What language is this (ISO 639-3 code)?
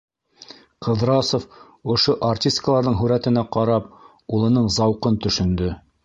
bak